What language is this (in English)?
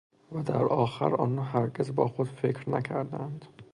Persian